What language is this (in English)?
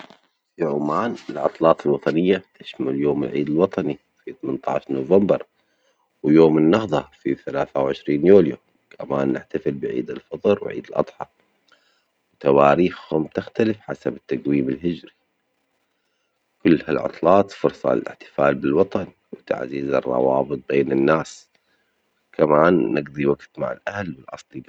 Omani Arabic